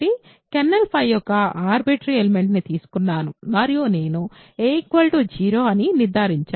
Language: Telugu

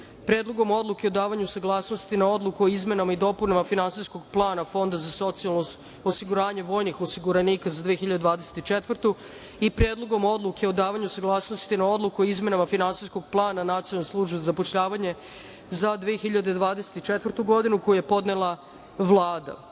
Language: Serbian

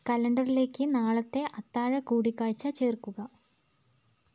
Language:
Malayalam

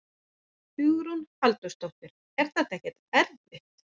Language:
Icelandic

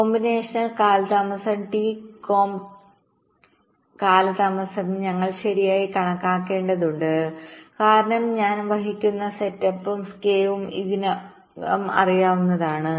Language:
Malayalam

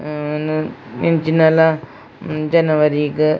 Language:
Tulu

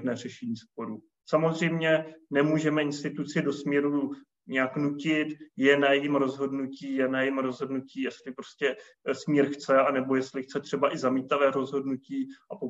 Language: Czech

